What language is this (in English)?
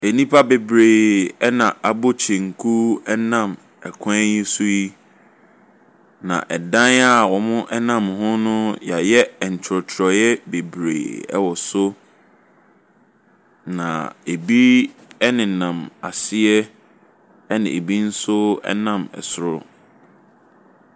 Akan